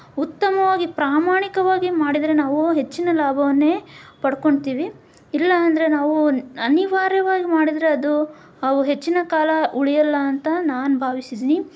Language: Kannada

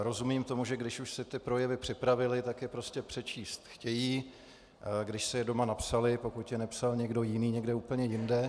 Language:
Czech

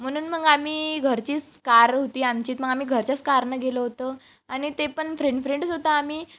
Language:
Marathi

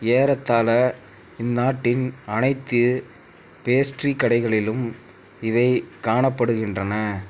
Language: Tamil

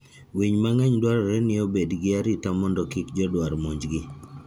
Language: Luo (Kenya and Tanzania)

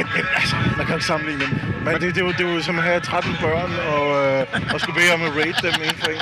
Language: Danish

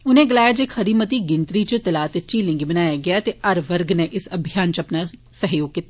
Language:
Dogri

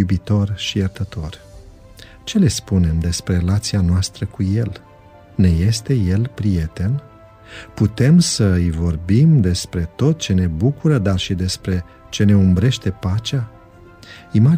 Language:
Romanian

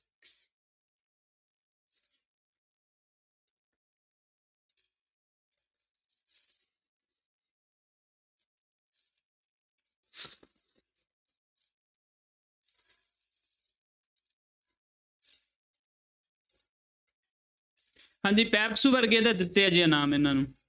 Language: Punjabi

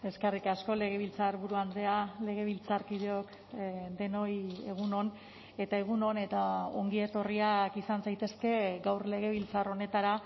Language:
Basque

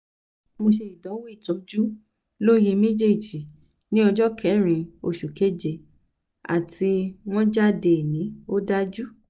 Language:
Yoruba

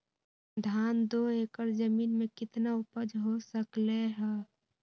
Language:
Magahi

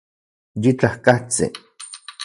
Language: Central Puebla Nahuatl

